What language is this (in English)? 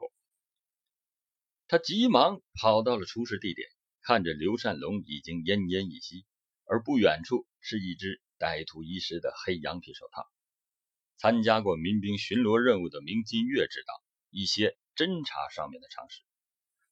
Chinese